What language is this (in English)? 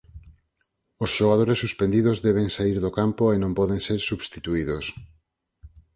Galician